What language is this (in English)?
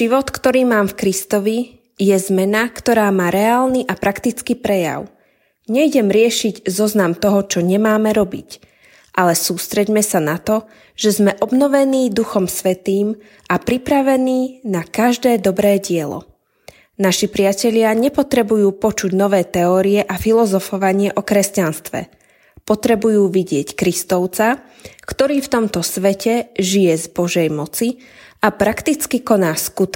Slovak